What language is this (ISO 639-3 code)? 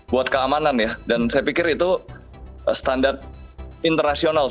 ind